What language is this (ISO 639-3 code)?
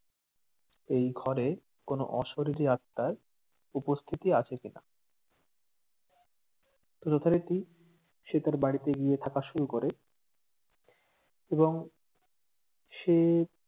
ben